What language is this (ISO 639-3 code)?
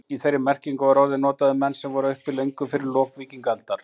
isl